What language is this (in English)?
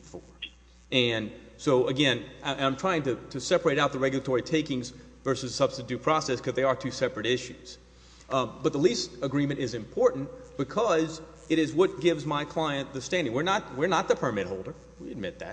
English